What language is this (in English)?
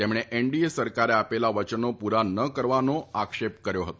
Gujarati